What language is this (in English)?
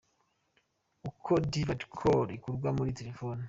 Kinyarwanda